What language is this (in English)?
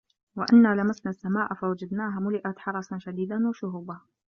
Arabic